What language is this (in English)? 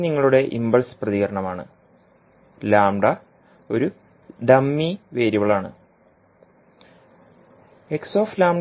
Malayalam